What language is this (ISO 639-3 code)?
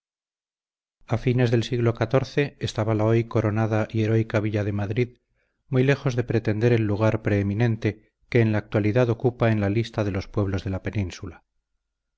spa